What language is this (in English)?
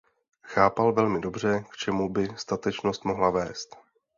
Czech